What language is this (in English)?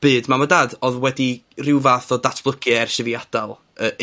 Welsh